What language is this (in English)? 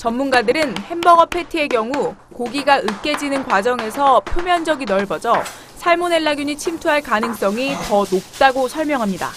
Korean